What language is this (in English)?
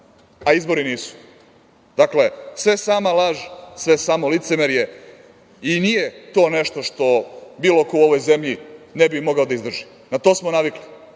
Serbian